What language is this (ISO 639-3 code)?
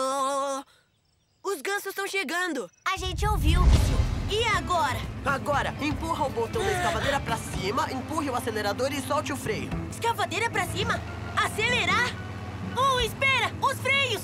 por